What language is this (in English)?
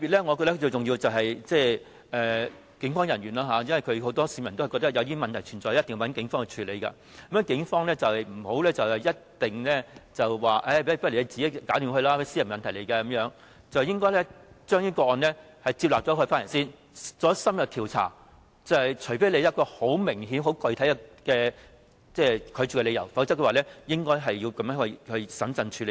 Cantonese